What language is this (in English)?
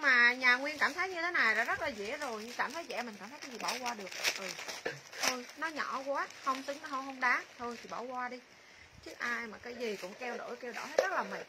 Vietnamese